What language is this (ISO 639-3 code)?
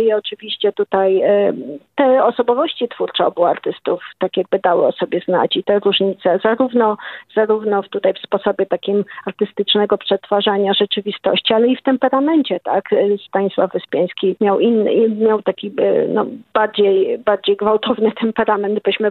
pol